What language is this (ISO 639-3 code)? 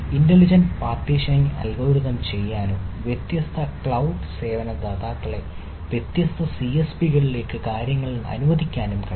mal